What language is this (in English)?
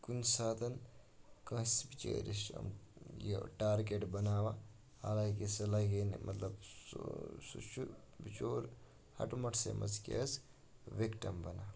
Kashmiri